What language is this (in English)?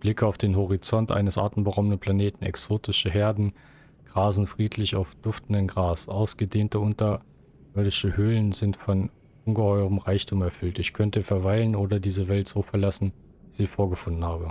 German